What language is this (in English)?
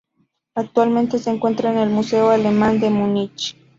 Spanish